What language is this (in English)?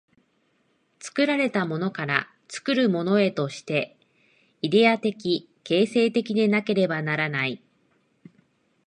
Japanese